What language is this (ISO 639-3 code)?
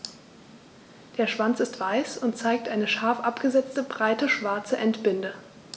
deu